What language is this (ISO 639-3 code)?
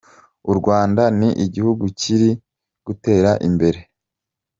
kin